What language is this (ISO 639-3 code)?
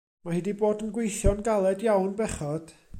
cym